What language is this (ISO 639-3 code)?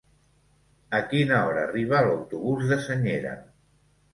cat